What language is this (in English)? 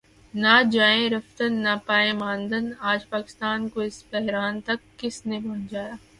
Urdu